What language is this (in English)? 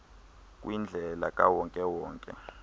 Xhosa